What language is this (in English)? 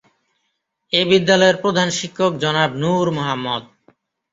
Bangla